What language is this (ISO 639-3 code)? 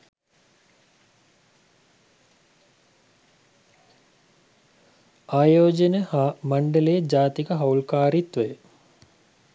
sin